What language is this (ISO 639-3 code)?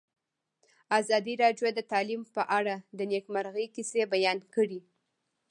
pus